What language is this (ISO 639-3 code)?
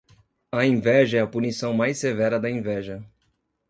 por